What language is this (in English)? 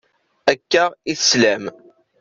Kabyle